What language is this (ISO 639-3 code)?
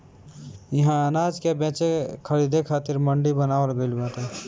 bho